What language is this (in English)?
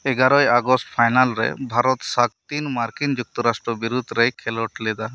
Santali